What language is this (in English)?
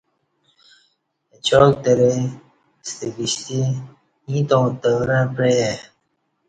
Kati